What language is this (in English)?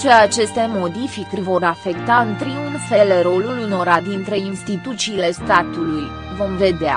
Romanian